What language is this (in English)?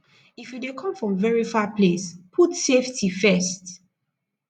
Nigerian Pidgin